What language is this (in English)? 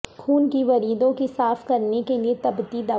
Urdu